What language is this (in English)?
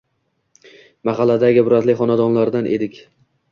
Uzbek